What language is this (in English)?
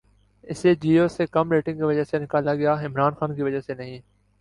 Urdu